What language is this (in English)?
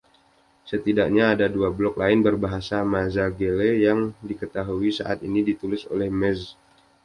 Indonesian